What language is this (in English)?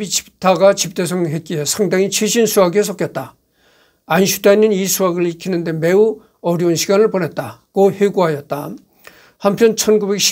Korean